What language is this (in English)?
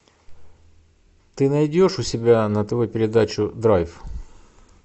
Russian